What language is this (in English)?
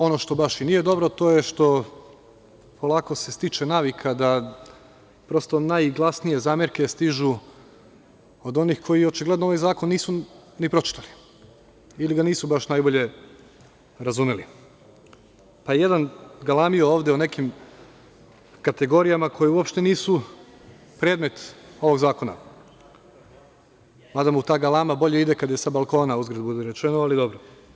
Serbian